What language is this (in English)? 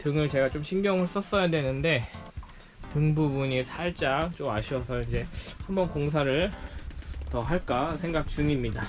Korean